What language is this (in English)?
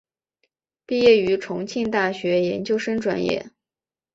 Chinese